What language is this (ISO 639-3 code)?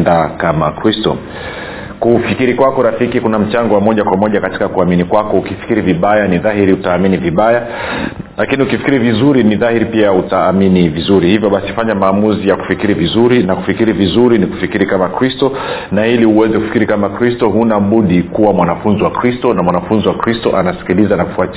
swa